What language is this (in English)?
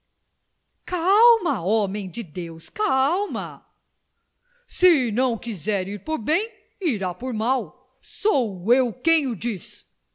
Portuguese